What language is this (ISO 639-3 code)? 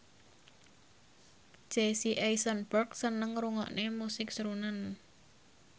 jav